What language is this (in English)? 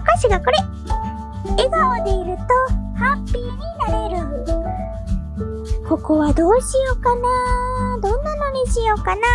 Japanese